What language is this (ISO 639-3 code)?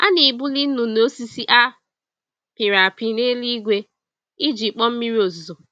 ibo